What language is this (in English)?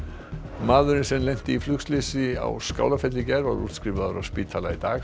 Icelandic